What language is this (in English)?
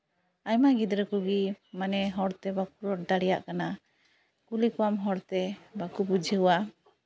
Santali